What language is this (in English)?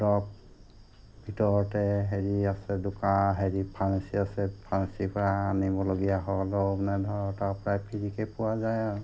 Assamese